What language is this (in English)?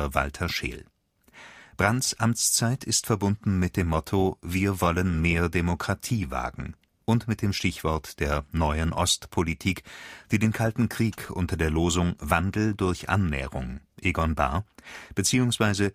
German